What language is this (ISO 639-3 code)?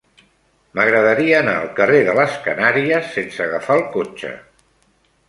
cat